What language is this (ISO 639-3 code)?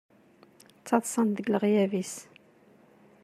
kab